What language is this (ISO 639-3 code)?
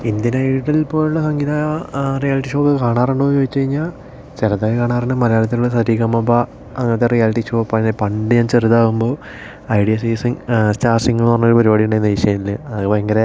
mal